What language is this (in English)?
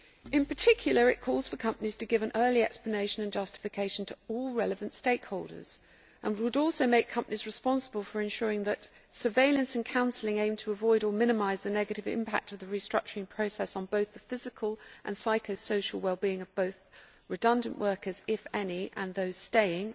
English